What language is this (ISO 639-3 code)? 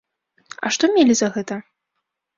bel